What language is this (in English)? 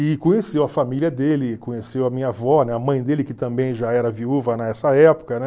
Portuguese